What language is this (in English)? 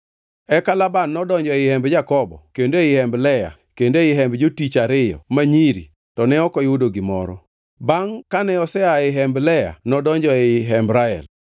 Luo (Kenya and Tanzania)